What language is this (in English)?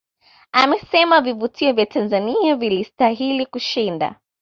Swahili